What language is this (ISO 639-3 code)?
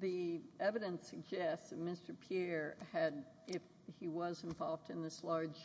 eng